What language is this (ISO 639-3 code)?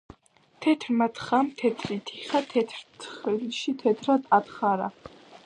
kat